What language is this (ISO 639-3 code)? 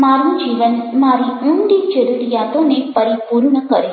guj